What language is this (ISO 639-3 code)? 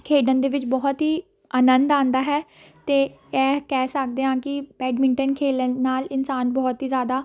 pan